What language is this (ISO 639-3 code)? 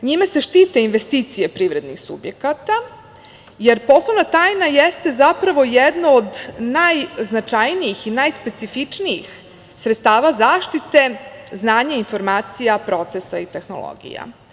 srp